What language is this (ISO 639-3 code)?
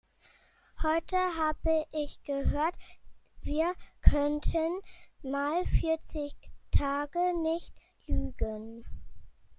deu